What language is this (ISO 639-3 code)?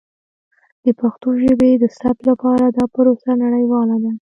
pus